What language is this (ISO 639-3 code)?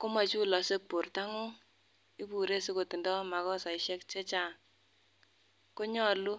kln